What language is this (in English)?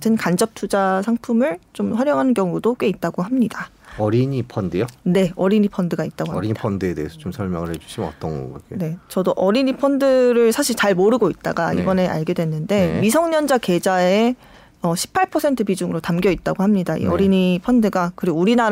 Korean